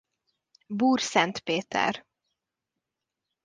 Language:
Hungarian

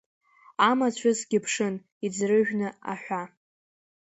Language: Abkhazian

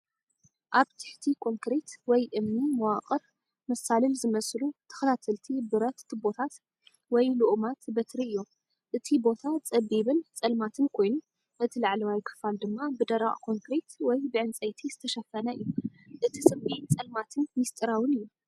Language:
Tigrinya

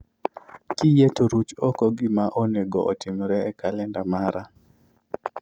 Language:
Luo (Kenya and Tanzania)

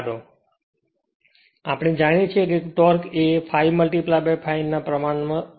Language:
Gujarati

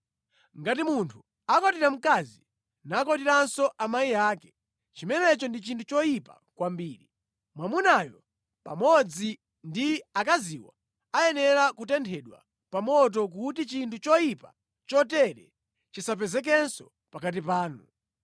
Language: Nyanja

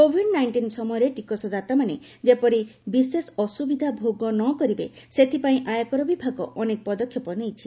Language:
Odia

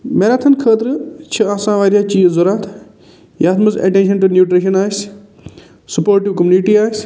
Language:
Kashmiri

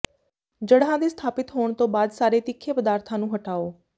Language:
Punjabi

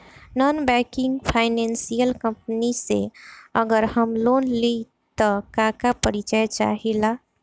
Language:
Bhojpuri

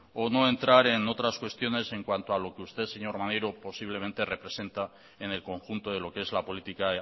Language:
Spanish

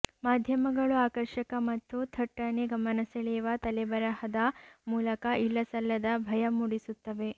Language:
Kannada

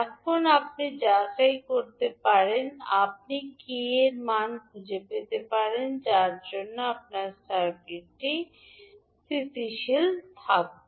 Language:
Bangla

